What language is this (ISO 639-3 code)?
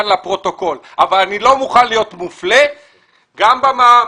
heb